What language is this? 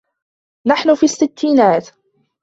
Arabic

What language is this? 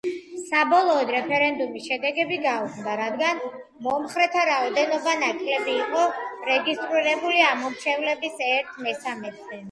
Georgian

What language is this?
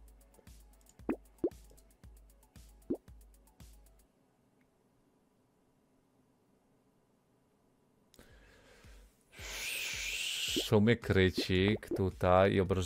Polish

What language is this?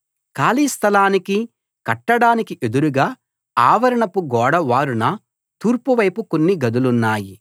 Telugu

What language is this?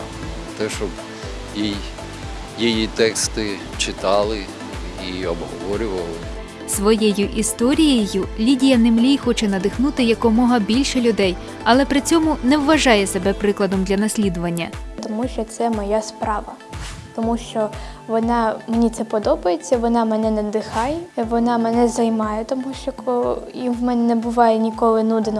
Ukrainian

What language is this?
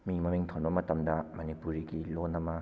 Manipuri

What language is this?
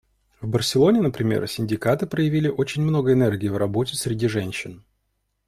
Russian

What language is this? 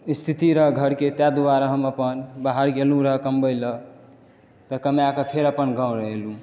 Maithili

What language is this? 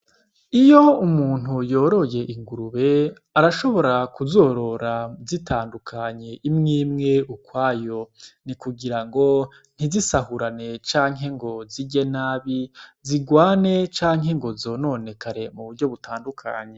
Rundi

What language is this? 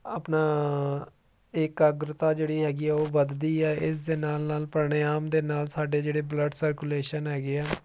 Punjabi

